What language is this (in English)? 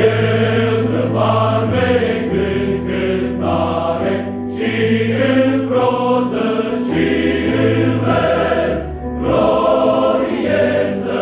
Romanian